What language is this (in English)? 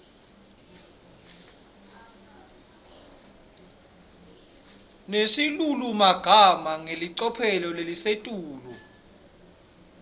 Swati